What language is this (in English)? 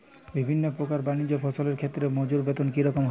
Bangla